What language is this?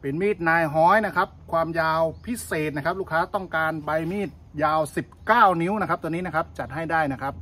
Thai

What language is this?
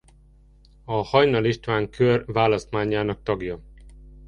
Hungarian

